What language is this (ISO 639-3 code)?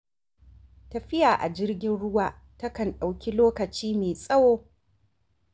hau